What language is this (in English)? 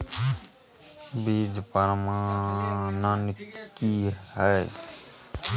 Maithili